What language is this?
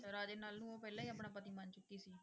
Punjabi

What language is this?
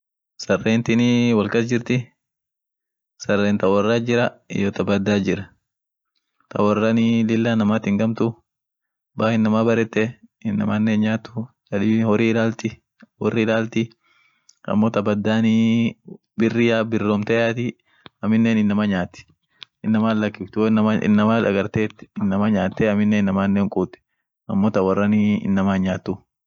Orma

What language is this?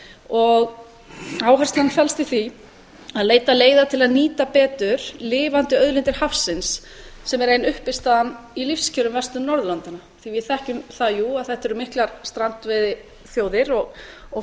Icelandic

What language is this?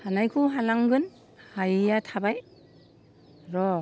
Bodo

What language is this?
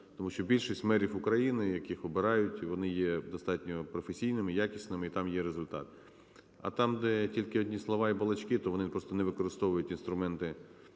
Ukrainian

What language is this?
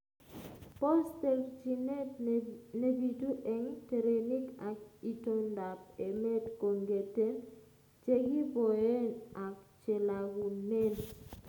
Kalenjin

